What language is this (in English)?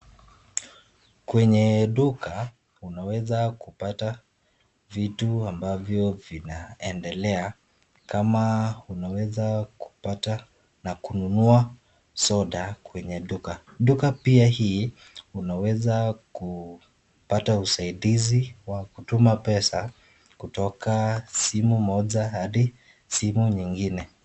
Swahili